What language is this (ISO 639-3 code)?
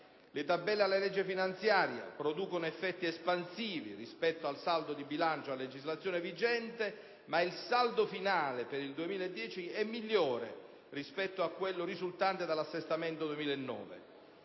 ita